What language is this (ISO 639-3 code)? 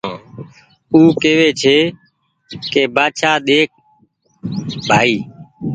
gig